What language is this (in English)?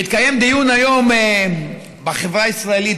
Hebrew